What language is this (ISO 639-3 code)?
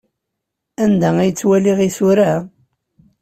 kab